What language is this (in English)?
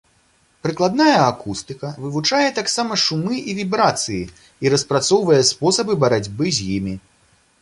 Belarusian